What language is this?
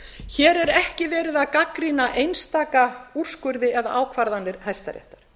Icelandic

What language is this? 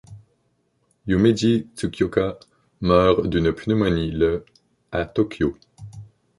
French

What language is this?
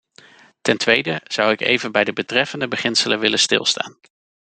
Dutch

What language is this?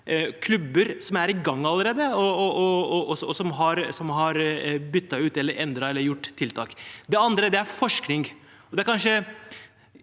Norwegian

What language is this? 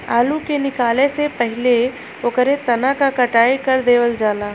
Bhojpuri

